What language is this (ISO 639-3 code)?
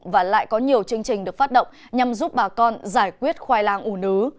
vie